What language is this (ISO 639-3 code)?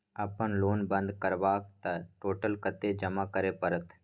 mai